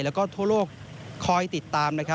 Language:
Thai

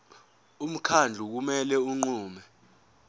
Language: Zulu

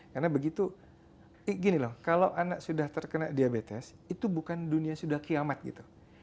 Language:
Indonesian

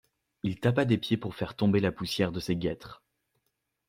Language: French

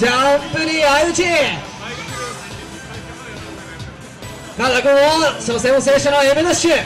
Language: Japanese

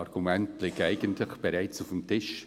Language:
Swiss German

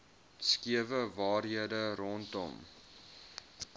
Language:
Afrikaans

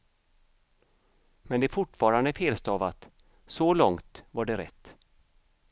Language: Swedish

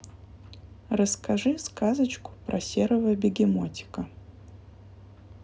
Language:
Russian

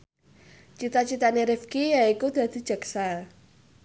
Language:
Javanese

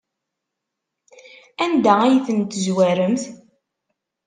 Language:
Kabyle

